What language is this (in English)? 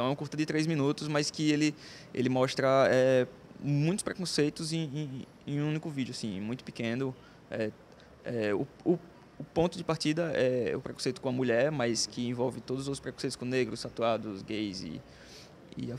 Portuguese